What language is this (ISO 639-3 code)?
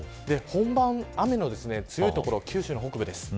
jpn